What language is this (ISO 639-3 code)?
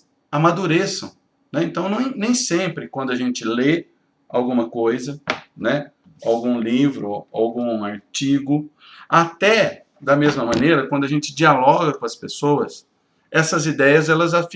por